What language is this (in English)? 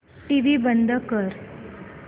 Marathi